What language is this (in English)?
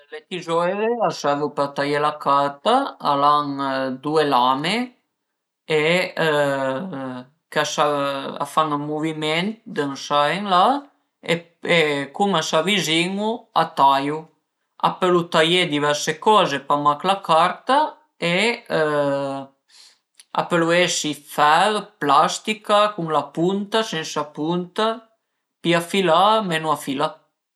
Piedmontese